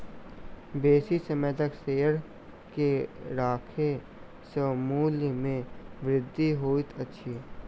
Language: Maithili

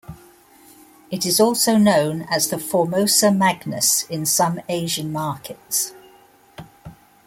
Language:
English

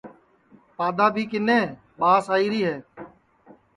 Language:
Sansi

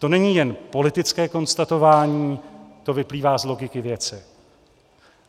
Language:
Czech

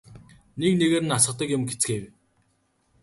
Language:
Mongolian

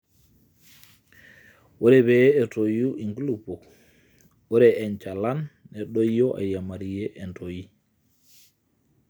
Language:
Masai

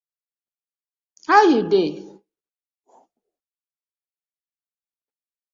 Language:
Nigerian Pidgin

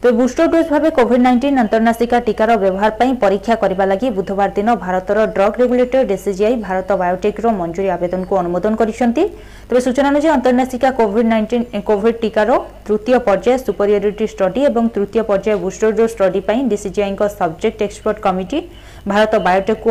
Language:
Hindi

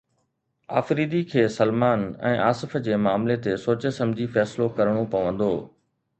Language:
Sindhi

